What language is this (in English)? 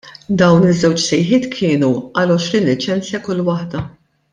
Maltese